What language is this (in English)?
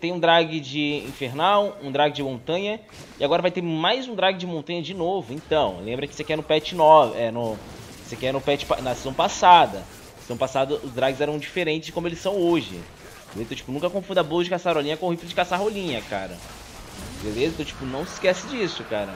Portuguese